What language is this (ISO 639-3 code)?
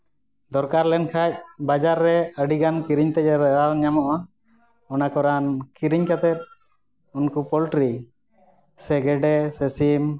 sat